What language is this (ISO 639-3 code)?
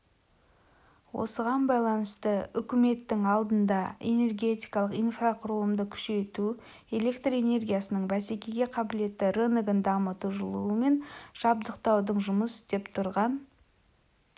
kaz